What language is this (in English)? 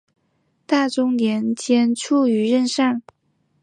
Chinese